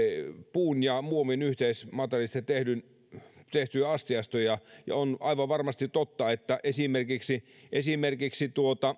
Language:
Finnish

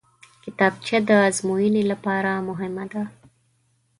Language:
Pashto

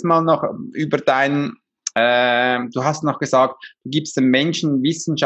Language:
German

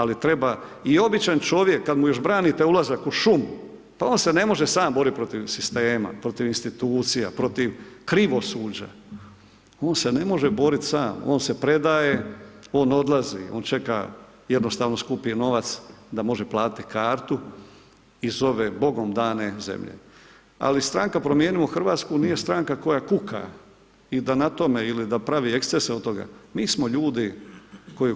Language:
Croatian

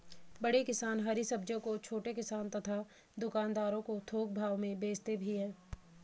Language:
Hindi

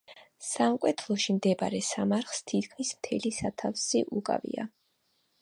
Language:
Georgian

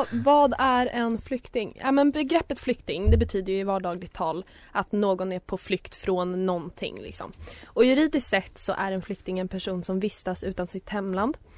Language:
Swedish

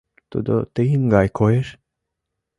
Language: Mari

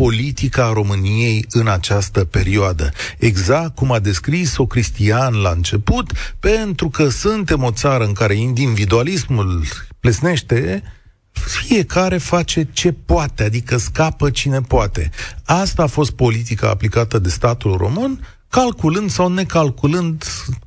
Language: Romanian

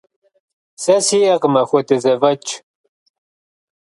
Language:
Kabardian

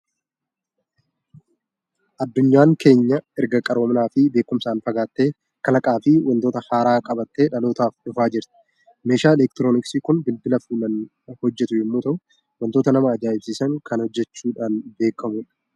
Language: Oromo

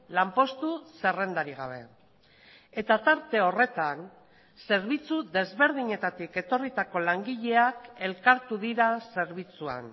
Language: Basque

